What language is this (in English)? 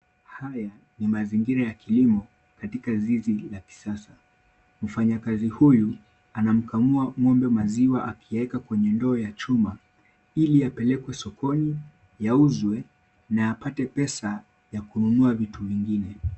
Swahili